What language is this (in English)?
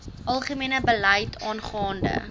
Afrikaans